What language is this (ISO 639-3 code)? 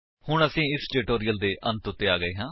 pan